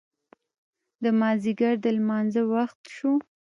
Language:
Pashto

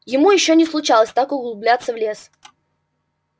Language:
Russian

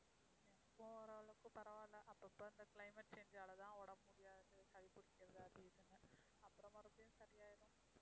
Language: Tamil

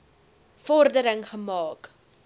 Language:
Afrikaans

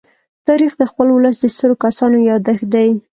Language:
Pashto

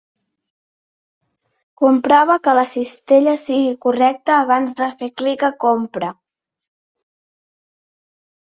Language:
Catalan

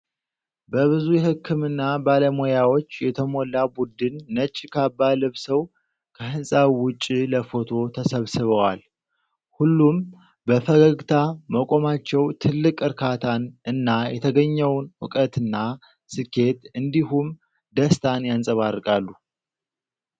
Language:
Amharic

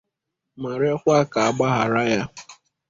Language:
Igbo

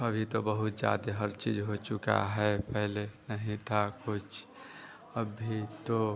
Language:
Hindi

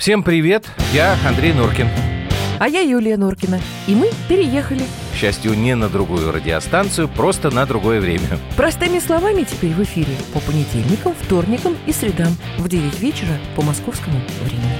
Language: Russian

